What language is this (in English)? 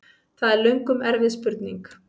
Icelandic